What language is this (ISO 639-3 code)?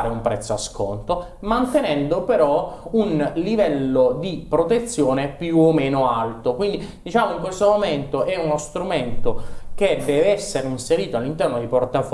ita